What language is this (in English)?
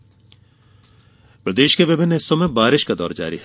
Hindi